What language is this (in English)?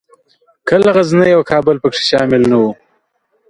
Pashto